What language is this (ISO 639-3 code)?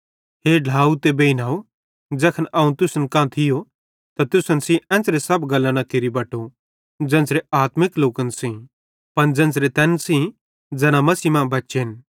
bhd